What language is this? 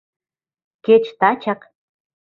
Mari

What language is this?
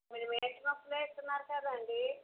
Telugu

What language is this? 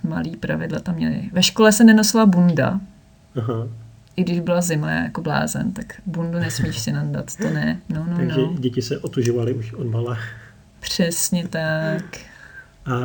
Czech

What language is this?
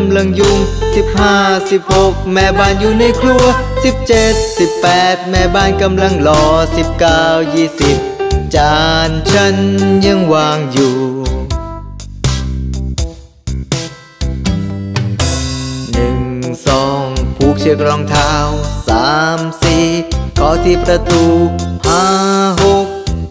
Thai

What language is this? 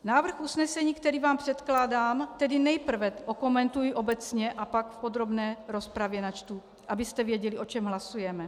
Czech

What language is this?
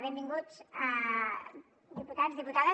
Catalan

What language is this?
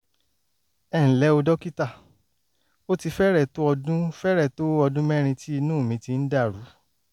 Yoruba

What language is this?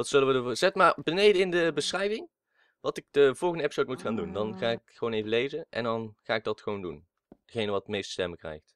Dutch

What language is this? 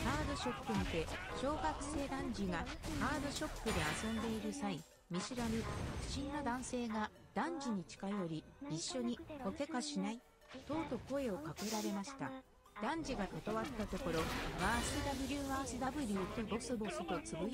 Japanese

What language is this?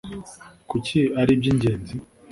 Kinyarwanda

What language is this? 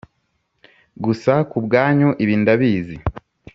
Kinyarwanda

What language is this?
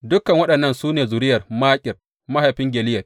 Hausa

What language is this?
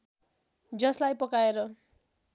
Nepali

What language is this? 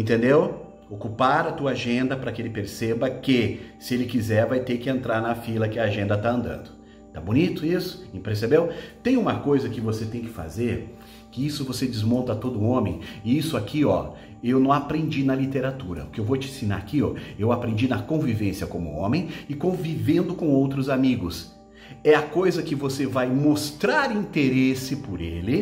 Portuguese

